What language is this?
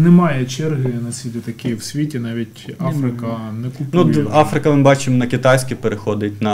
Ukrainian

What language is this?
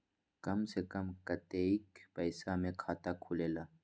Magahi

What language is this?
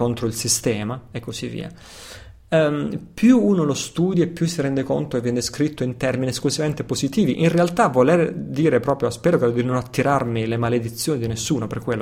Italian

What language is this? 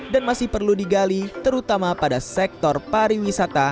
Indonesian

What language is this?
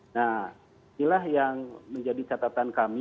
Indonesian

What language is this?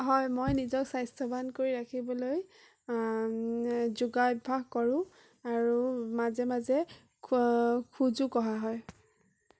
Assamese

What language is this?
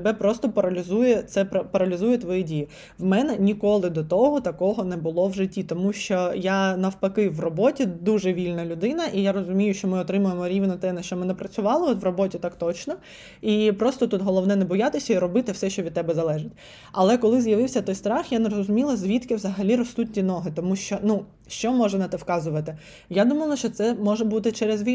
Ukrainian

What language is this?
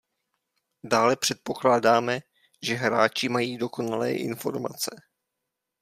Czech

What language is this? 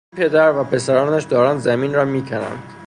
Persian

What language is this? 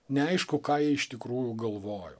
Lithuanian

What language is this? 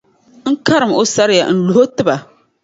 Dagbani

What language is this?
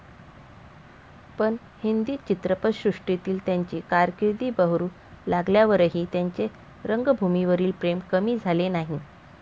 Marathi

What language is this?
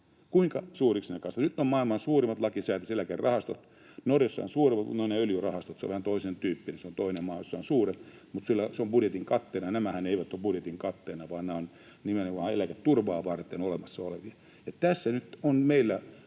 Finnish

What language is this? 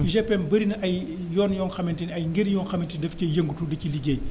Wolof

